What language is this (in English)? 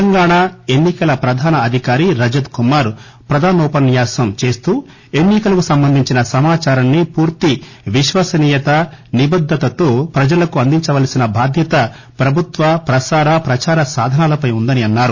Telugu